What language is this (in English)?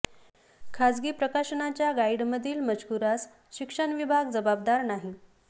Marathi